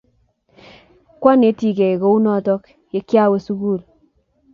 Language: Kalenjin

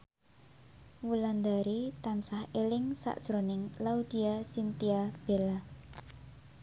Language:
Javanese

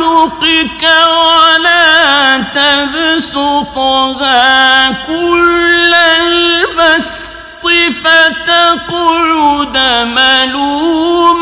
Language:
Arabic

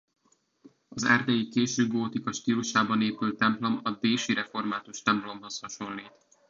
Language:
Hungarian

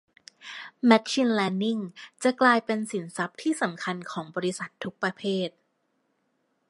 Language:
Thai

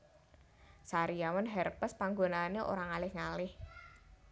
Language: Javanese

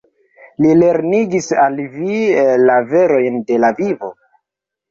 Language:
Esperanto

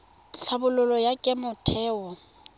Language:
Tswana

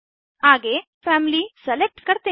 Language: Hindi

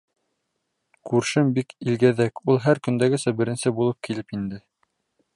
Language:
Bashkir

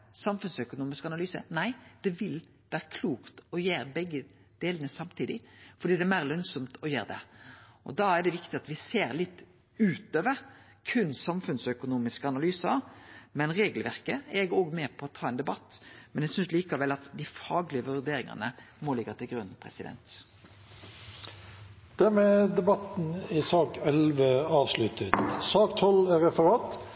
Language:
Norwegian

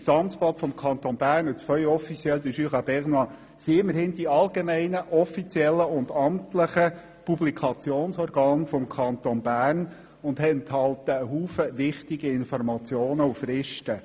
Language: Swiss German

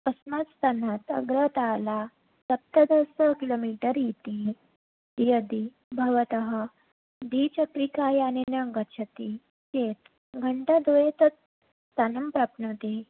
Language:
Sanskrit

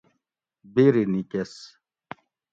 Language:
Gawri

